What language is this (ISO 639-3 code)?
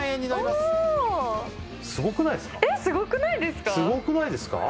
jpn